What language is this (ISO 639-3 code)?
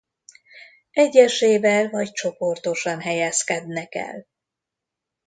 hun